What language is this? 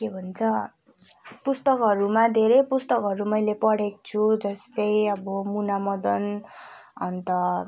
Nepali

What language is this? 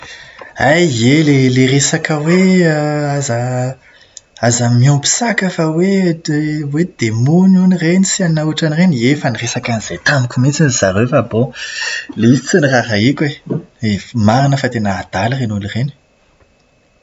Malagasy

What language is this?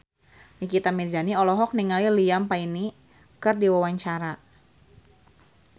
Sundanese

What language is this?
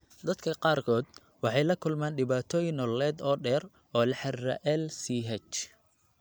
Somali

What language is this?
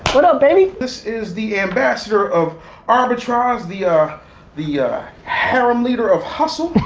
English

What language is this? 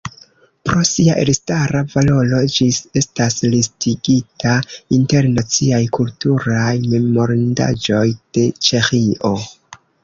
Esperanto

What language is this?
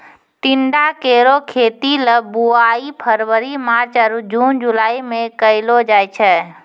Maithili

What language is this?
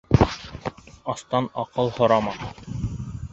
Bashkir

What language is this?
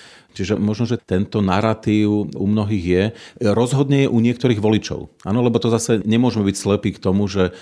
Slovak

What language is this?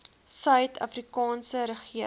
Afrikaans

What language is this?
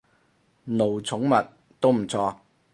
Cantonese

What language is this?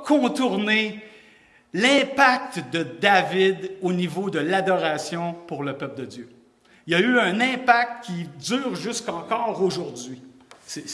French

